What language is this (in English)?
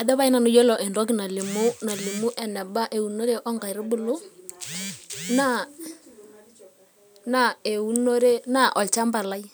Masai